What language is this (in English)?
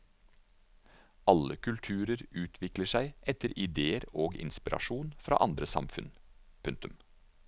Norwegian